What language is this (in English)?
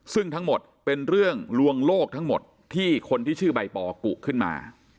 Thai